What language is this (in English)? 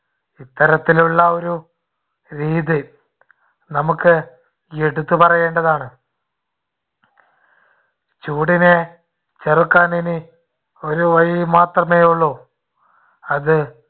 Malayalam